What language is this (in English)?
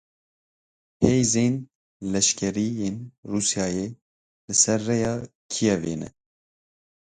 Kurdish